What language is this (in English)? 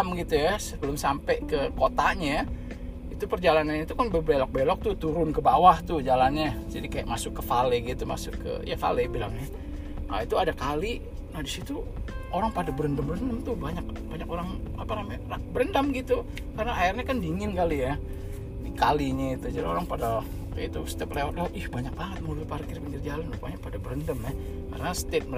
Indonesian